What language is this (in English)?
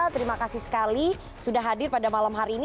Indonesian